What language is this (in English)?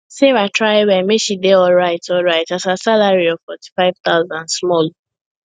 Nigerian Pidgin